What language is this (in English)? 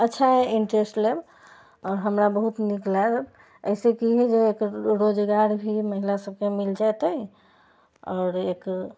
Maithili